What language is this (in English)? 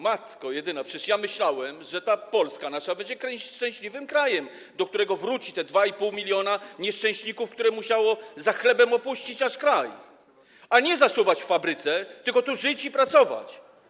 Polish